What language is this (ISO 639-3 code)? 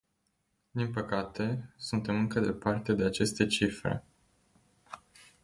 ron